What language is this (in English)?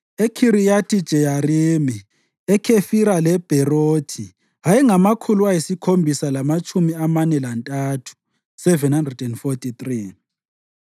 North Ndebele